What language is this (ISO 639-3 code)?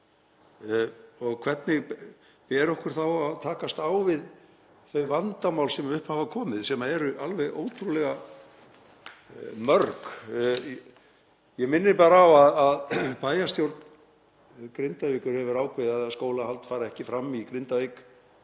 isl